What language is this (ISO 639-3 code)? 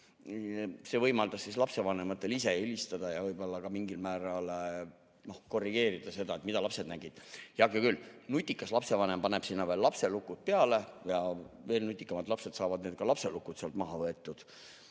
est